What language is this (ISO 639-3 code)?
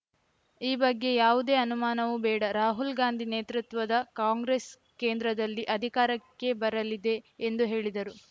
kan